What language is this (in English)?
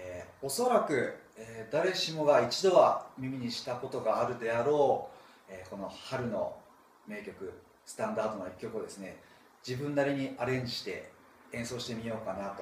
Japanese